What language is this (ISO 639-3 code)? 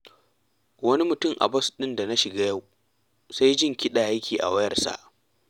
hau